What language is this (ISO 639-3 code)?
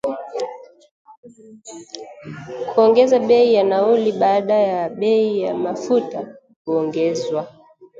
swa